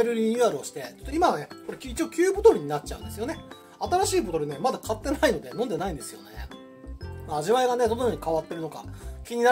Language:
Japanese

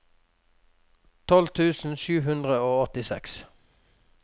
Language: Norwegian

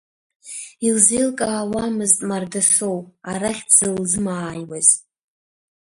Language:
Abkhazian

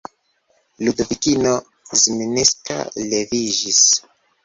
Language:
Esperanto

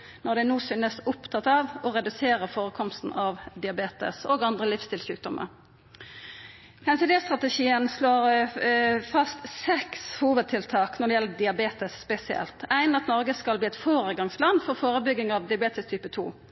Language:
Norwegian Nynorsk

